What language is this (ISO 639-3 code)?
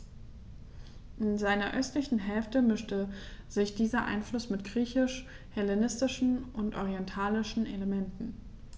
deu